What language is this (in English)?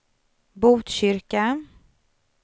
Swedish